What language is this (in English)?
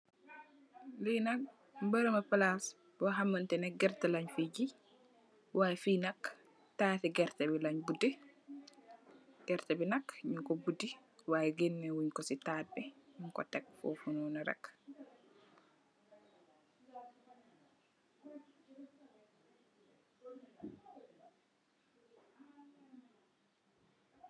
Wolof